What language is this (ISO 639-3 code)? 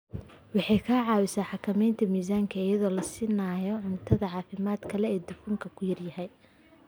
som